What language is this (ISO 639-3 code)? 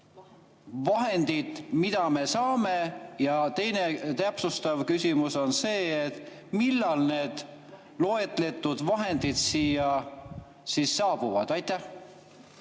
est